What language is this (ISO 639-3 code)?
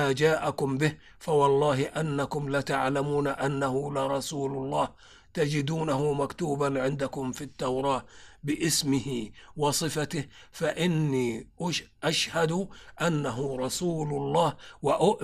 ara